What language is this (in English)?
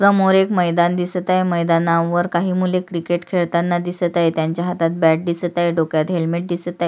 Marathi